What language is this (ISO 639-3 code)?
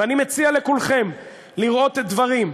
heb